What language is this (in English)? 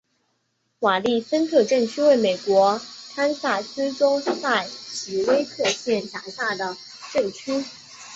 Chinese